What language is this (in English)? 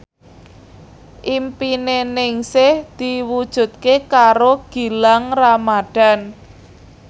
Javanese